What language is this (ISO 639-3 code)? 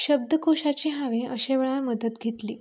kok